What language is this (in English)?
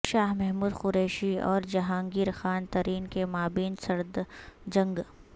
Urdu